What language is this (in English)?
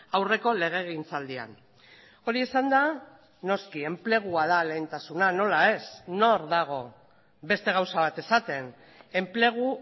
Basque